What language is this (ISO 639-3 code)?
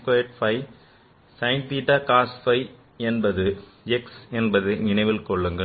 tam